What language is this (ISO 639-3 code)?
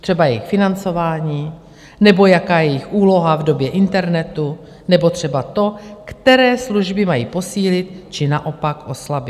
ces